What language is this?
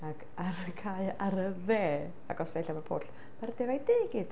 Welsh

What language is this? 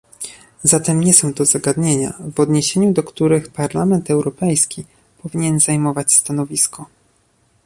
Polish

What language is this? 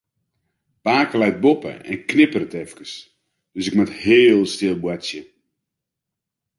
Western Frisian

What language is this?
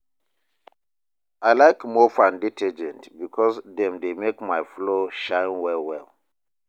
Nigerian Pidgin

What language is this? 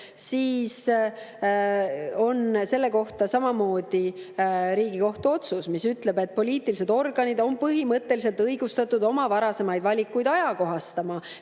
Estonian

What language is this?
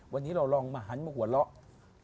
Thai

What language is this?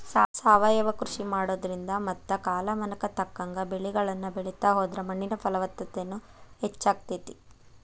Kannada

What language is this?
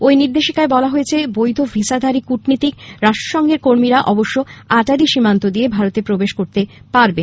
Bangla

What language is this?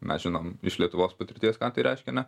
Lithuanian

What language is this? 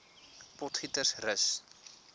Afrikaans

